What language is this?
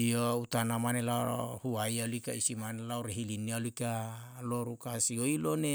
Yalahatan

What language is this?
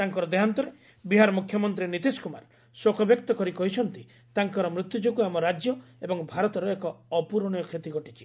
Odia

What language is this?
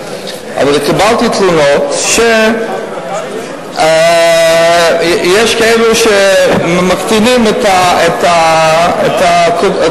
Hebrew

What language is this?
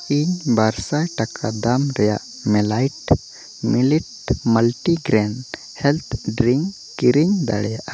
Santali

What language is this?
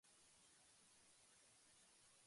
Japanese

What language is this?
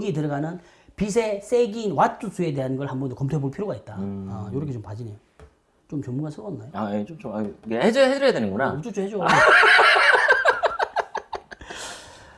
Korean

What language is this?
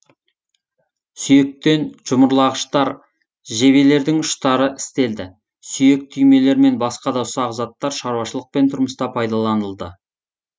Kazakh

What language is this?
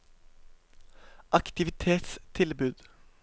Norwegian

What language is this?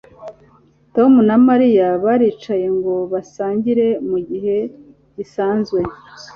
Kinyarwanda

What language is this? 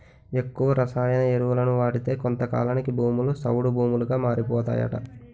Telugu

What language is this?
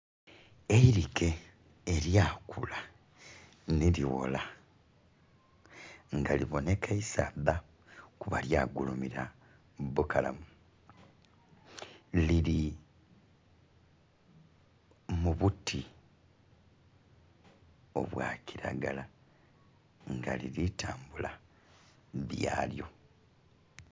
Soga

